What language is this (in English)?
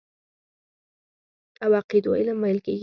Pashto